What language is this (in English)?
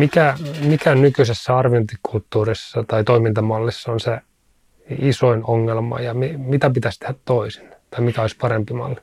Finnish